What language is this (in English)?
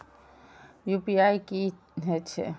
Maithili